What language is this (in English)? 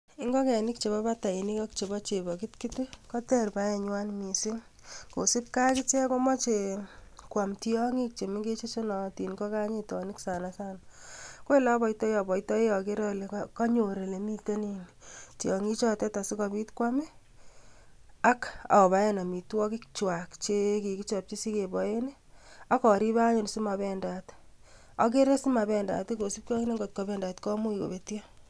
Kalenjin